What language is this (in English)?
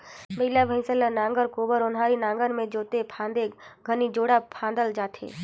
Chhattisgarhi